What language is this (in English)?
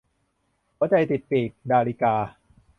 Thai